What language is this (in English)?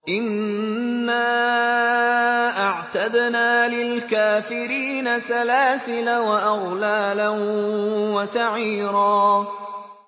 Arabic